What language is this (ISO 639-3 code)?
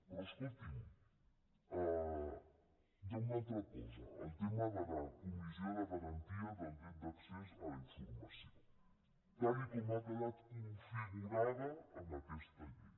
cat